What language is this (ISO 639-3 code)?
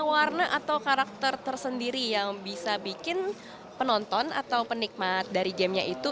ind